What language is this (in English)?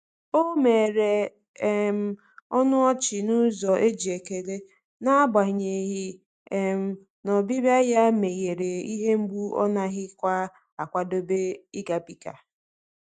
Igbo